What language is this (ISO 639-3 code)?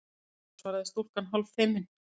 isl